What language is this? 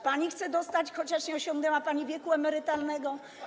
Polish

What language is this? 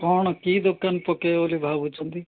Odia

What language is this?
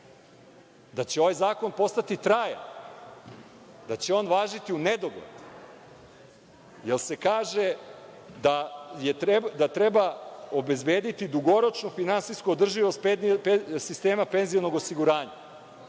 Serbian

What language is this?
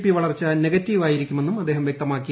Malayalam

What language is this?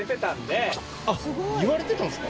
Japanese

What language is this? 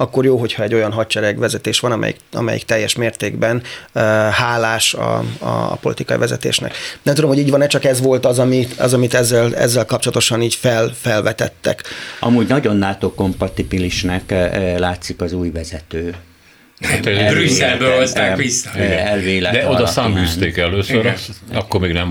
Hungarian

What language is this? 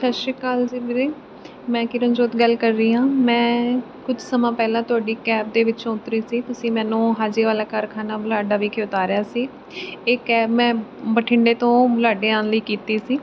Punjabi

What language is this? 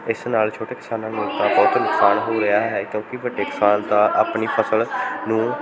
Punjabi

